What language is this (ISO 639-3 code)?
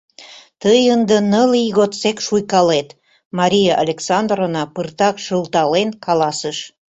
chm